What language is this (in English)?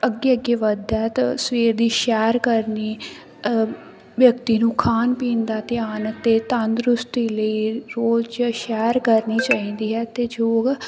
Punjabi